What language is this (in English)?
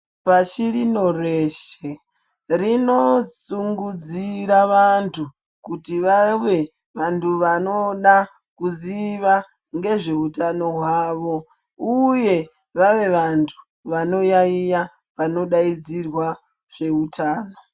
Ndau